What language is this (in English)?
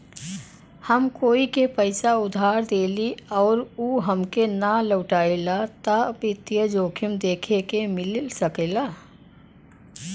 Bhojpuri